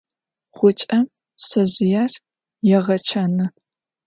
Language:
Adyghe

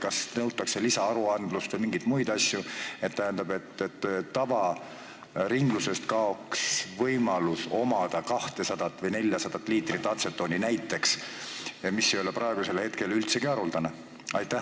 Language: Estonian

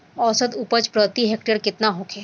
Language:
Bhojpuri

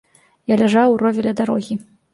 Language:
Belarusian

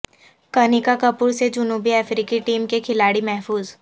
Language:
Urdu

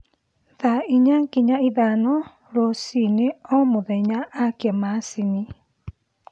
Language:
Kikuyu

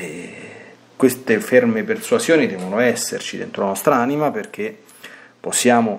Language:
Italian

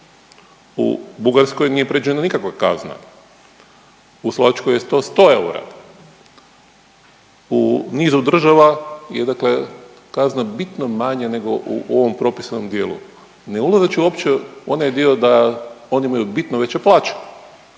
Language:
Croatian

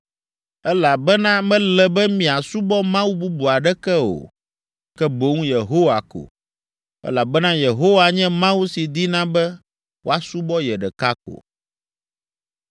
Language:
Ewe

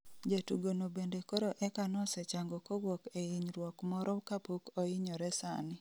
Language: Luo (Kenya and Tanzania)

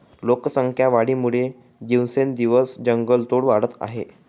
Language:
Marathi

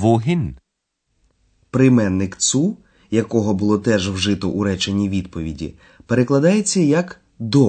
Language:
Ukrainian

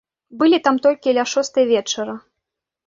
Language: Belarusian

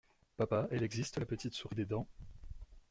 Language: French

